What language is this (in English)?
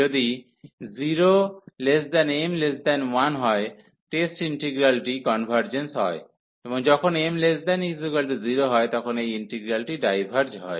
Bangla